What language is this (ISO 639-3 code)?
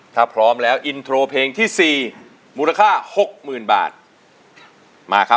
tha